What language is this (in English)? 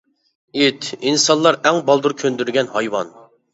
Uyghur